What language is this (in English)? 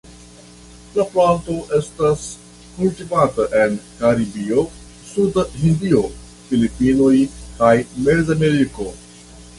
Esperanto